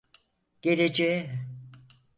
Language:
Turkish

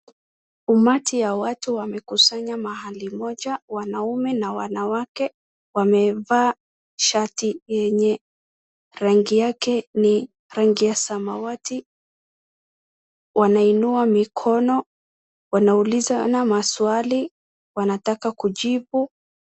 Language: Swahili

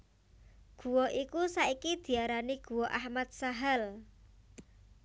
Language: Javanese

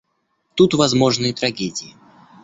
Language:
Russian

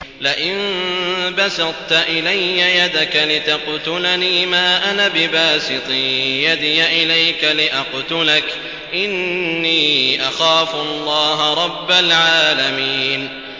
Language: Arabic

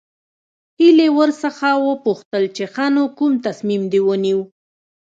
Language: Pashto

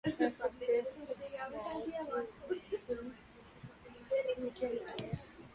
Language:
Urdu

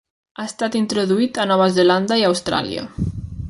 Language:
Catalan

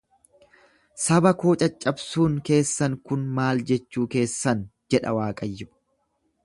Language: Oromo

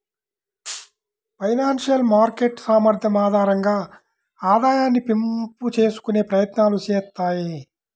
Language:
Telugu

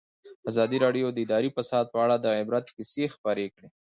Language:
Pashto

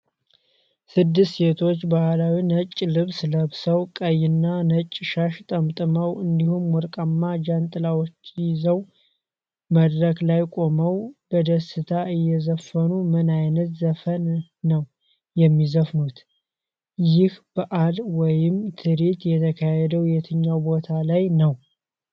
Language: Amharic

